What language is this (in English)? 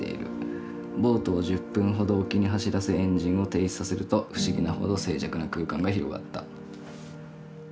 Japanese